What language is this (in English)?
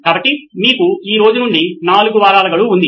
Telugu